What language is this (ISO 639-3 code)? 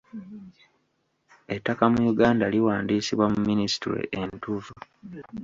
lug